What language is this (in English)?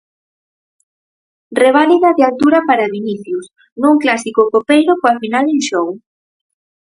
Galician